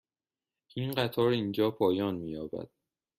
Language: Persian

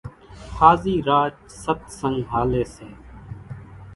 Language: Kachi Koli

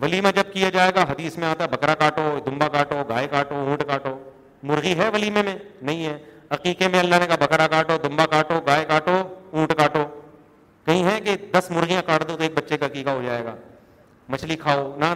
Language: Urdu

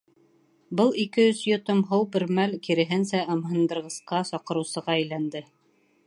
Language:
Bashkir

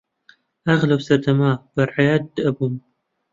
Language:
Central Kurdish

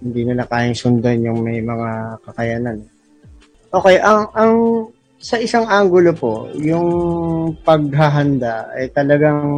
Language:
Filipino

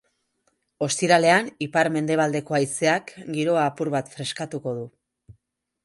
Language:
Basque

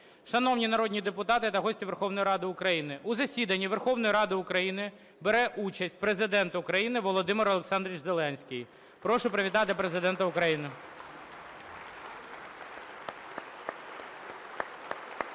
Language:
Ukrainian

